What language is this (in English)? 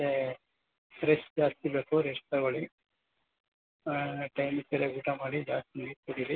Kannada